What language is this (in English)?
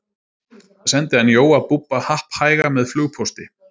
Icelandic